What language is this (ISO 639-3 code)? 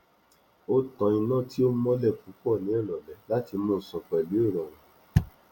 yor